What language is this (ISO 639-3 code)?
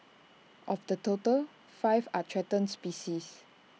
eng